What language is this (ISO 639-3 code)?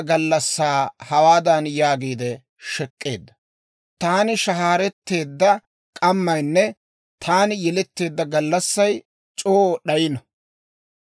dwr